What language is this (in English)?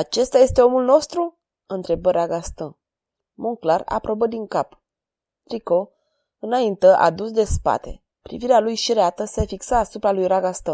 Romanian